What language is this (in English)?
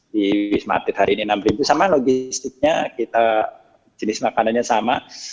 Indonesian